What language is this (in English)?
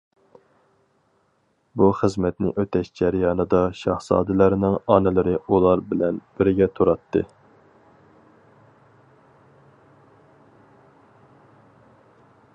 Uyghur